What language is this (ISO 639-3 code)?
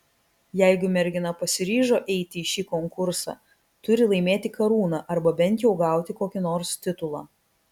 lit